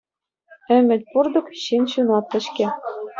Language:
Chuvash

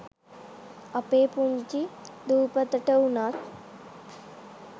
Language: Sinhala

